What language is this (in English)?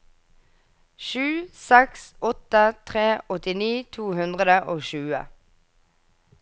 Norwegian